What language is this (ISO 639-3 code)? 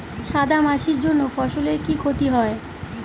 ben